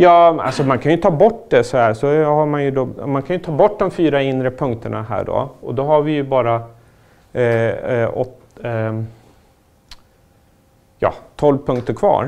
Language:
Swedish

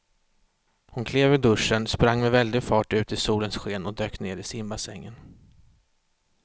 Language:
Swedish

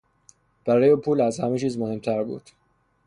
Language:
Persian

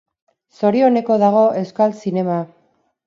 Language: Basque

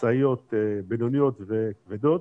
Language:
Hebrew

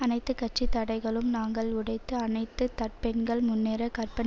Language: Tamil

